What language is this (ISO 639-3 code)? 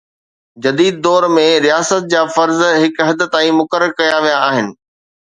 snd